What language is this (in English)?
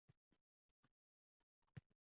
Uzbek